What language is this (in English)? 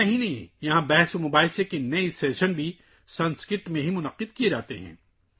Urdu